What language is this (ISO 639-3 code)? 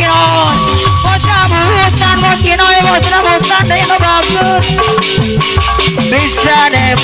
tha